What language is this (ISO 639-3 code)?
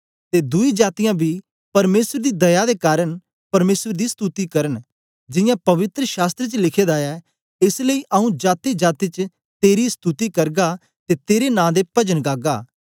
doi